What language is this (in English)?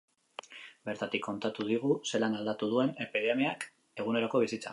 Basque